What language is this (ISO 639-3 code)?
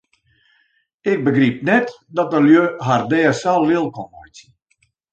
fry